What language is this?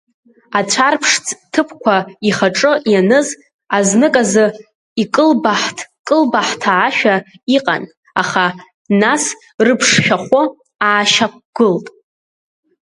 Abkhazian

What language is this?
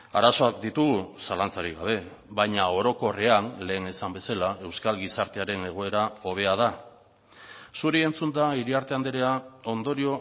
Basque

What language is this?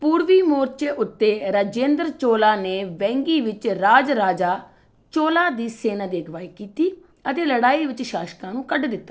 Punjabi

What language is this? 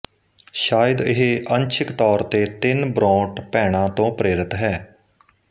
Punjabi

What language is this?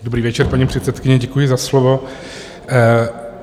Czech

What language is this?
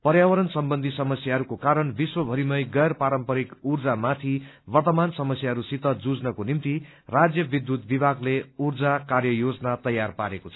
Nepali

